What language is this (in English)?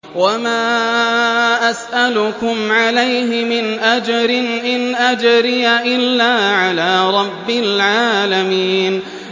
Arabic